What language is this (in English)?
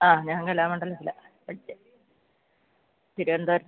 Malayalam